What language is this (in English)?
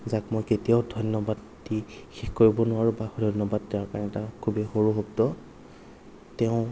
Assamese